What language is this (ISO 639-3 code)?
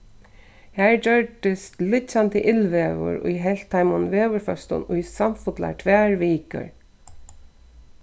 fao